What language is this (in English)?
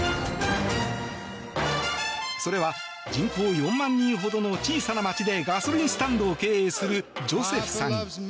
Japanese